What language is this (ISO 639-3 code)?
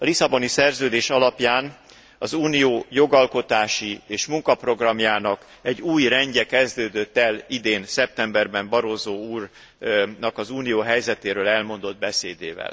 hun